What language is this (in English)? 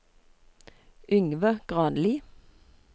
Norwegian